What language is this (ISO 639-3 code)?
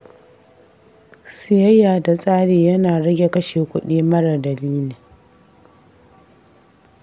hau